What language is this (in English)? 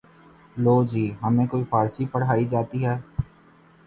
Urdu